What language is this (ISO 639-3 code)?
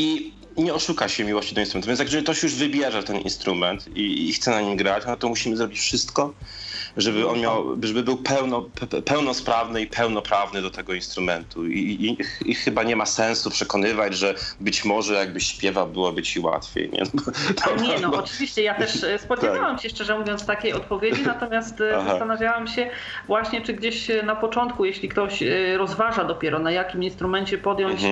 pol